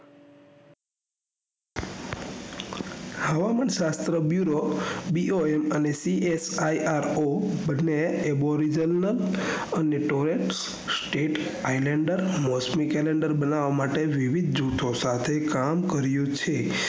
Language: Gujarati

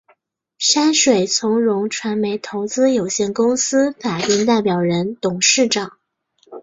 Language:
Chinese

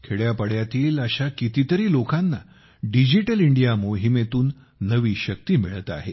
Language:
Marathi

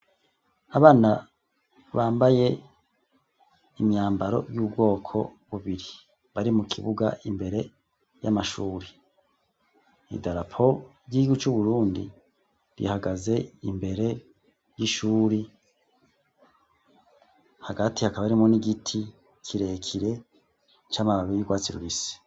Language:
Rundi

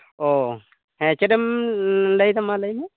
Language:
Santali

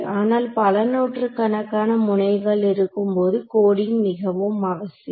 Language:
Tamil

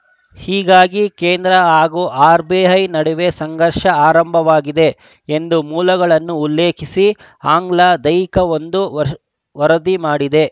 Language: Kannada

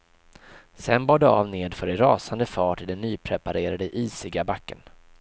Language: Swedish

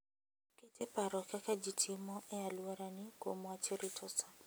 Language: Luo (Kenya and Tanzania)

